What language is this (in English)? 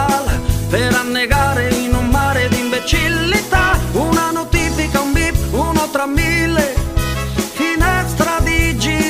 Italian